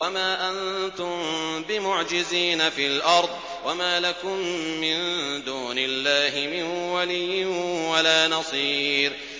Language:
Arabic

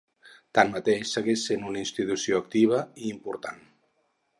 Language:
Catalan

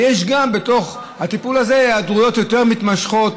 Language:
Hebrew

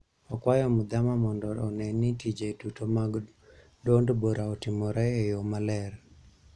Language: Luo (Kenya and Tanzania)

